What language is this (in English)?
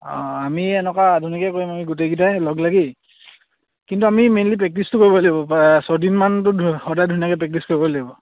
Assamese